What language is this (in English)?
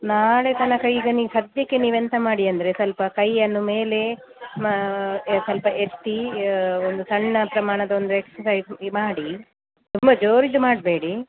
Kannada